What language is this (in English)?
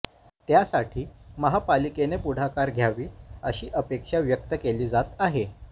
Marathi